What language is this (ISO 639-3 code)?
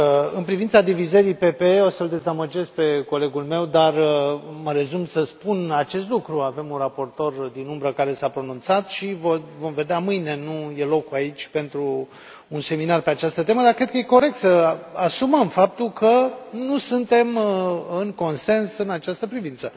ron